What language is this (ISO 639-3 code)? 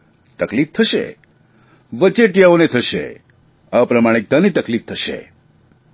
guj